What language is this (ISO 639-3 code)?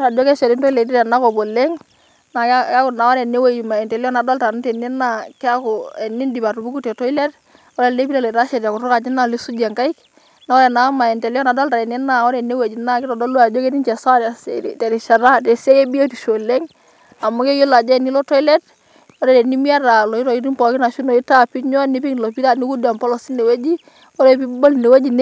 mas